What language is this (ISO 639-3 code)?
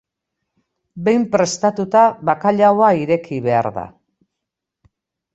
eus